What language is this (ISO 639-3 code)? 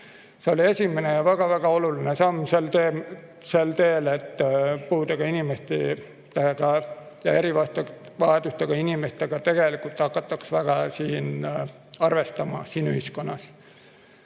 est